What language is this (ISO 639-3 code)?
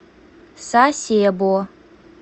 rus